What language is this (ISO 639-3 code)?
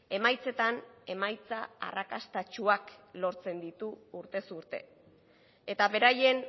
eus